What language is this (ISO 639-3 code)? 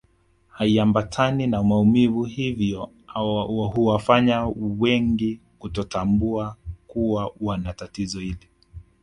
swa